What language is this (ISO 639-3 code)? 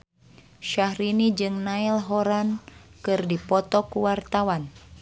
sun